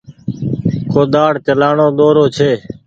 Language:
Goaria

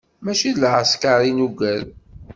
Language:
Kabyle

